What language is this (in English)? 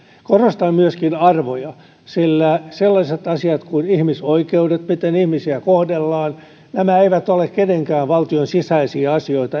Finnish